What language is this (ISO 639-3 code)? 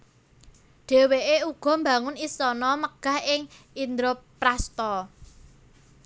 jav